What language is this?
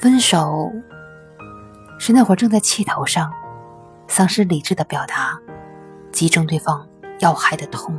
Chinese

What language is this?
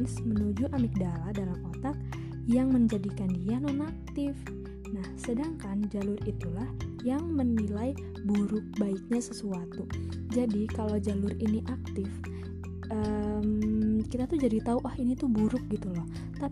Indonesian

